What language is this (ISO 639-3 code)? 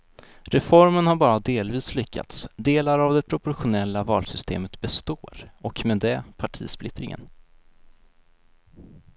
swe